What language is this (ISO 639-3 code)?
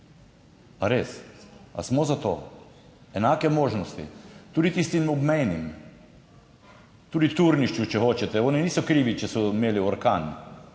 slv